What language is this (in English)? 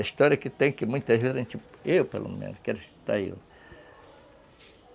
Portuguese